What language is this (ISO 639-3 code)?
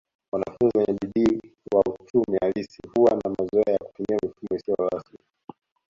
swa